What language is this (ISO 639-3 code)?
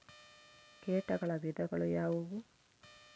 kan